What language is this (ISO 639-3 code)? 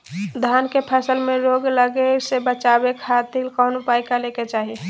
mag